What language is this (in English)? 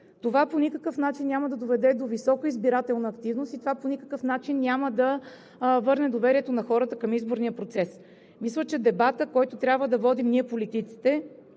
Bulgarian